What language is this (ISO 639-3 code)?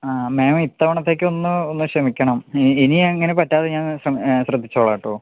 mal